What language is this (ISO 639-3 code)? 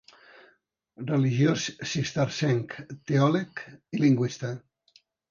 cat